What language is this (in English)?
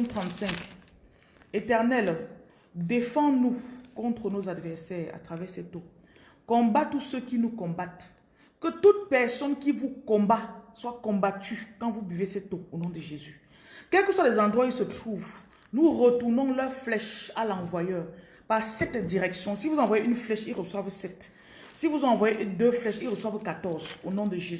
French